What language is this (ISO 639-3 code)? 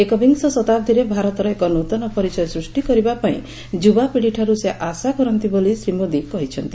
ori